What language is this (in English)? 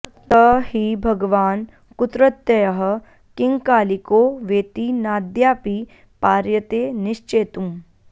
Sanskrit